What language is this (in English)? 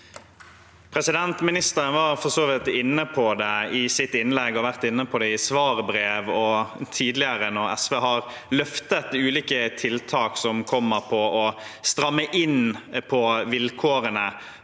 Norwegian